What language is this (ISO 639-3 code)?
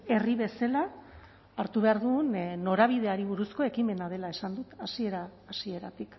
eus